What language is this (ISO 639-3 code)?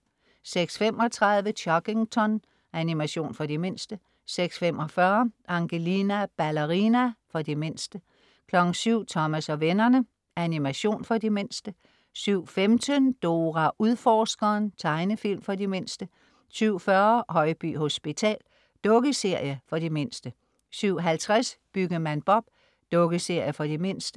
dan